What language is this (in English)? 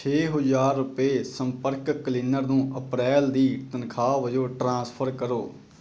Punjabi